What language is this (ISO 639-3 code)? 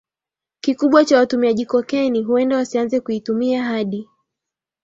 swa